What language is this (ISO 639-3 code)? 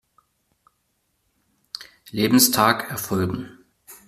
deu